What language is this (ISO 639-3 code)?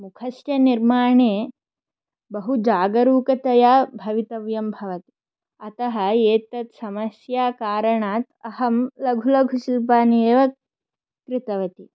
san